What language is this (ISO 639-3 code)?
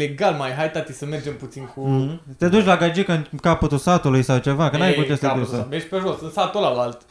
ron